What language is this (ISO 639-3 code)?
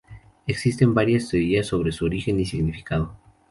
spa